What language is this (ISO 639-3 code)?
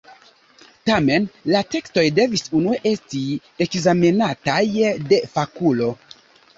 epo